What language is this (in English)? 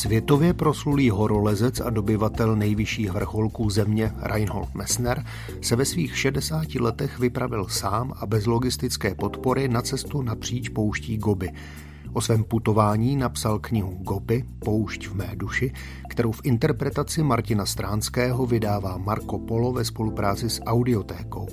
Czech